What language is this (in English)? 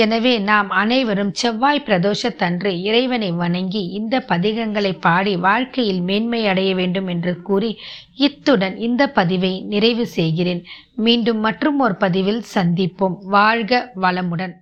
Tamil